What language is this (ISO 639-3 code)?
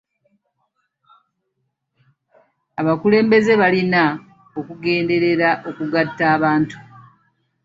lug